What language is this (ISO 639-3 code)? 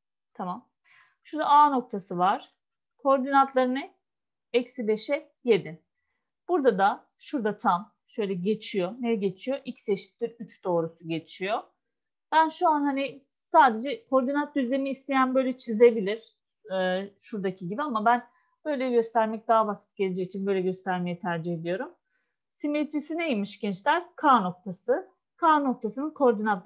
tur